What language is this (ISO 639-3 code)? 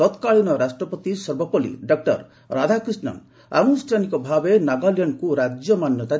ori